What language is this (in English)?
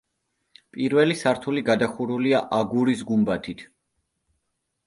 Georgian